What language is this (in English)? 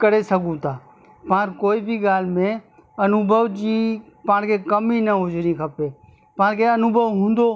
Sindhi